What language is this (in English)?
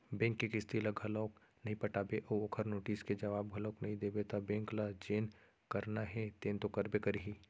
Chhattisgarhi